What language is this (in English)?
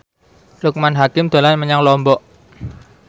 Javanese